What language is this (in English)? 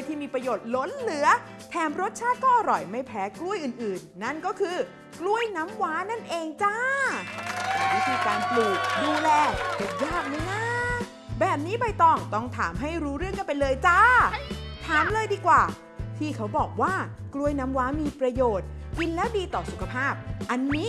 Thai